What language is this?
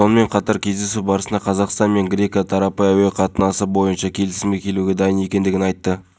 Kazakh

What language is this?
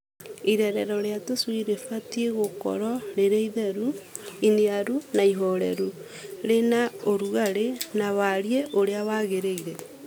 Kikuyu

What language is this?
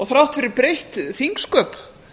Icelandic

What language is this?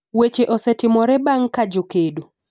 Luo (Kenya and Tanzania)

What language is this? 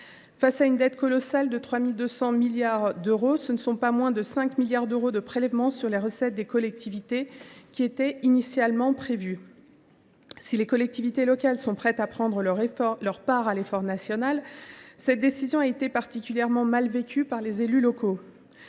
French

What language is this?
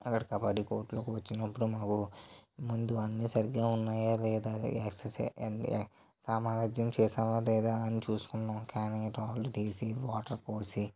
Telugu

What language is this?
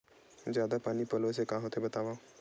Chhattisgarhi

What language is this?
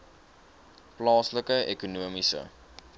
Afrikaans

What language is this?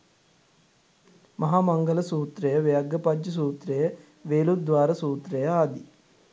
Sinhala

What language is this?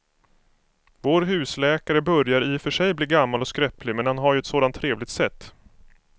Swedish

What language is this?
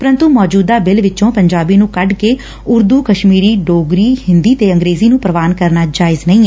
Punjabi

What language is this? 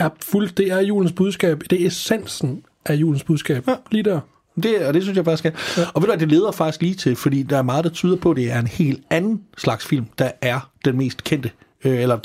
Danish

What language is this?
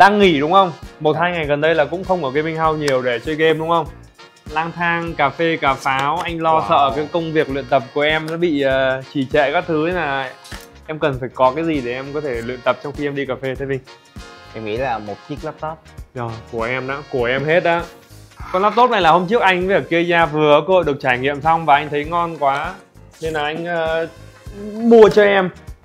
Vietnamese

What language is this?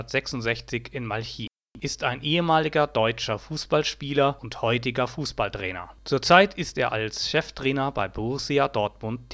German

